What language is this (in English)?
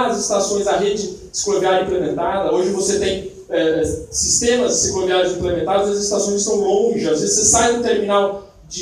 Portuguese